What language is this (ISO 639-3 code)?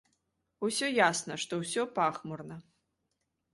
bel